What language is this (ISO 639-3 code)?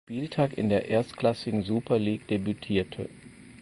deu